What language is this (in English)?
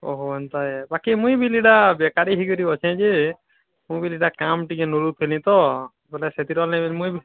Odia